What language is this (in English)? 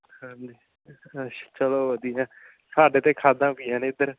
Punjabi